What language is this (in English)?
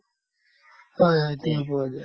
Assamese